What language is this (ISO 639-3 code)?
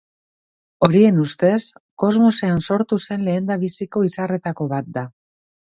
eus